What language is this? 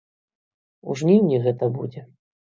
Belarusian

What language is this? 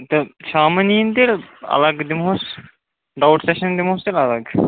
Kashmiri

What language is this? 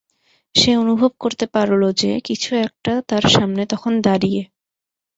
Bangla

